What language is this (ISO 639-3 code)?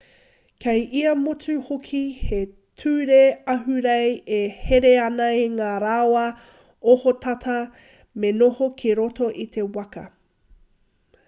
mri